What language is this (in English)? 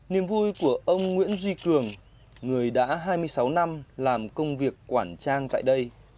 Vietnamese